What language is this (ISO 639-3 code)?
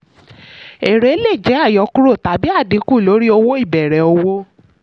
yor